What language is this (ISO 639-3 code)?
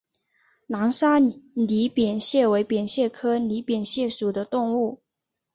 zho